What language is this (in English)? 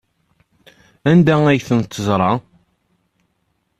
Kabyle